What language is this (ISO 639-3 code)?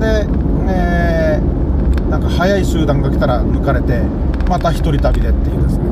jpn